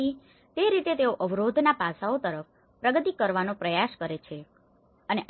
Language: Gujarati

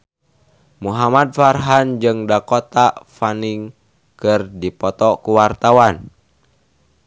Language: Sundanese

